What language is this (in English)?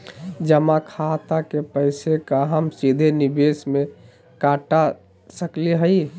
Magahi